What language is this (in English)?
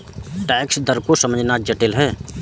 Hindi